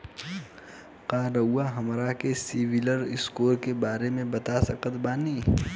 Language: Bhojpuri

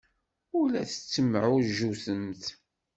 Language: Kabyle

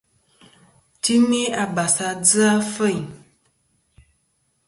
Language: Kom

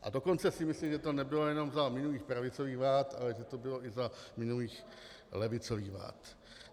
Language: Czech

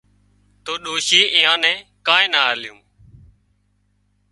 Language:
Wadiyara Koli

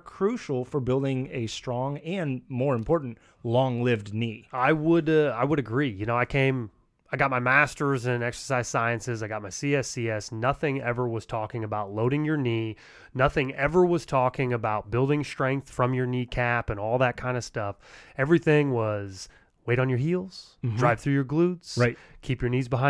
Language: English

